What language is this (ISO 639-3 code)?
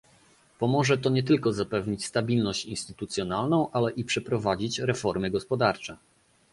pol